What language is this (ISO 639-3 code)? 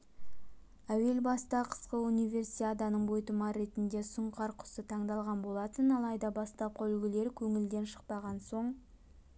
kaz